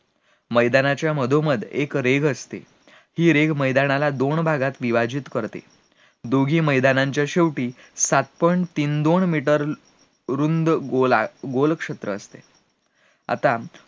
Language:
Marathi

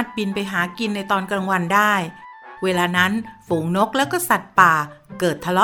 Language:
Thai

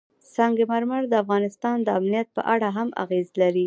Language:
Pashto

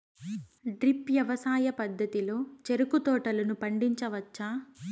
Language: Telugu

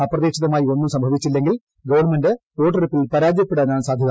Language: Malayalam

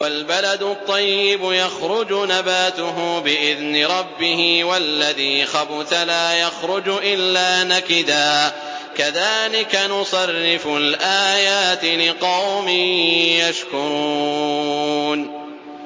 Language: Arabic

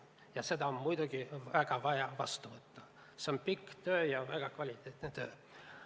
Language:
Estonian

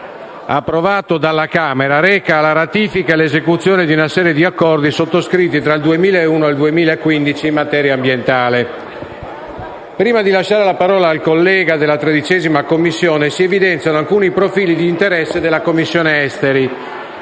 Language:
Italian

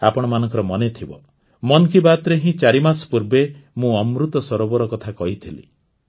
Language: Odia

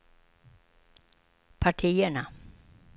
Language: Swedish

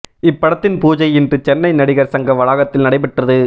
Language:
Tamil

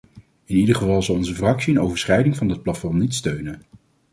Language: Dutch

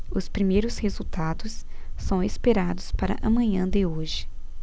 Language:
Portuguese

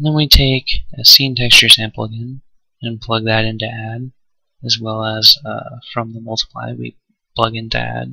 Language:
English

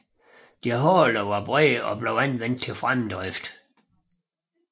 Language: Danish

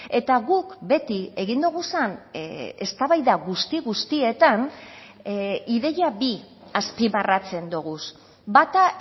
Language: Basque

